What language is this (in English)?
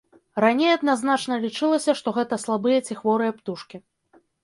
Belarusian